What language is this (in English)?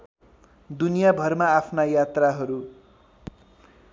Nepali